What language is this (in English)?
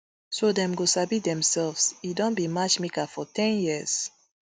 Nigerian Pidgin